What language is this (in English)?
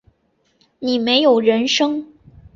Chinese